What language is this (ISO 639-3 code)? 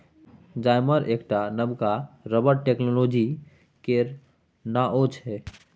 mai